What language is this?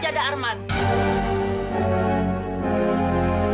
Indonesian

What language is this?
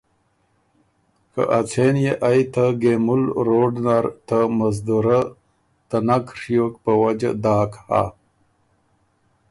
Ormuri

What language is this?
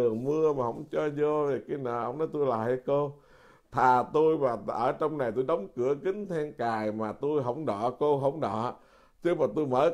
Vietnamese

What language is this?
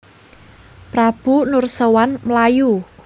Javanese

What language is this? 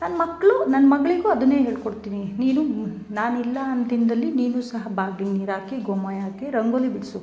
Kannada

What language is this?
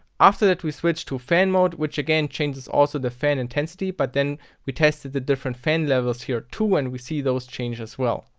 English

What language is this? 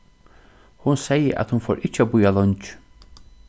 Faroese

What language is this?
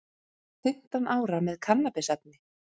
Icelandic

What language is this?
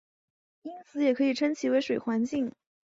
Chinese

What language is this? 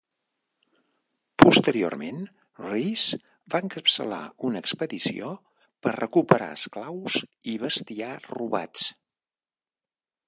Catalan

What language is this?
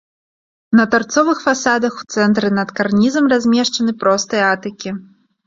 Belarusian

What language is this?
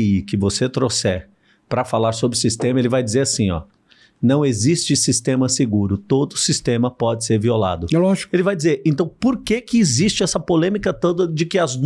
Portuguese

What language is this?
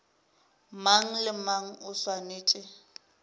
Northern Sotho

